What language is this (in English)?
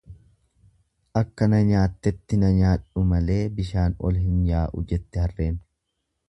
Oromo